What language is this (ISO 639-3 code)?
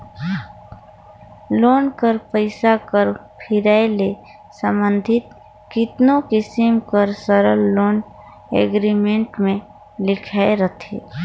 hne